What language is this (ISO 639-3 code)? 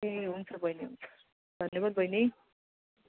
nep